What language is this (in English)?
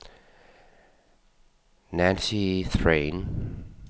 Danish